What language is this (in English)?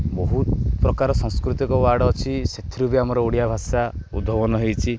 Odia